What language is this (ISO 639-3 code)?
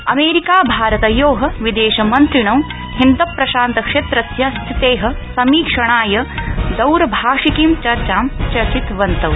san